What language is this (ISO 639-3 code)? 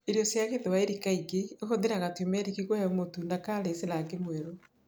kik